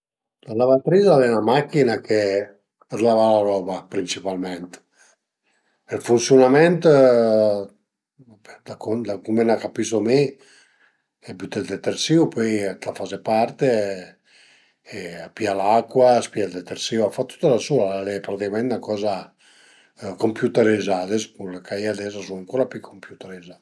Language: Piedmontese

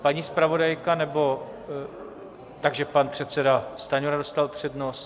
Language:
Czech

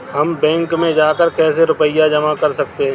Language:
Hindi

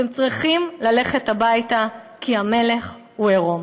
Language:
Hebrew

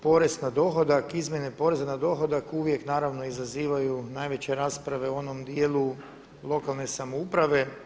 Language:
Croatian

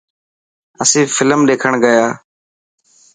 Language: Dhatki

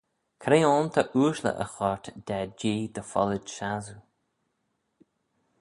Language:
Manx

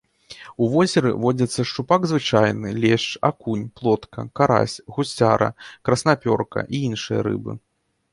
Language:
Belarusian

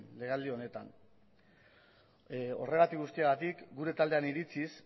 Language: Basque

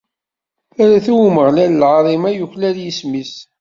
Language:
Kabyle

